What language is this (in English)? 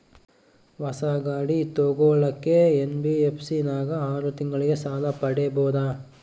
Kannada